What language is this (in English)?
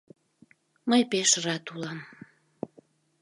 Mari